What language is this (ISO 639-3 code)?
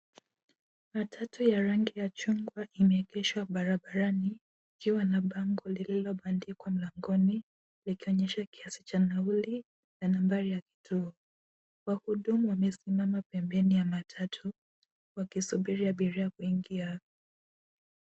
swa